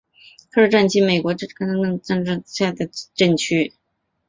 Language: Chinese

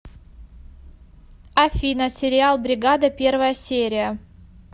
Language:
Russian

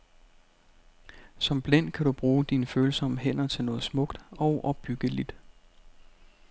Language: Danish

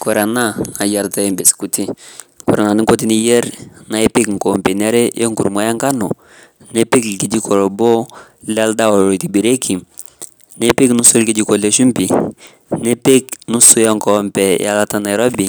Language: Masai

